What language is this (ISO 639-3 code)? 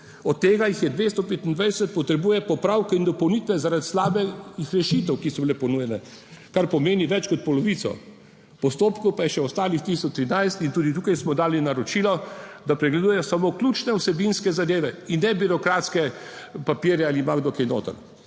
slv